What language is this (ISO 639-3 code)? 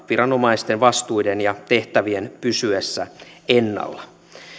fin